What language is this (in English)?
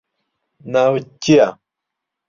Central Kurdish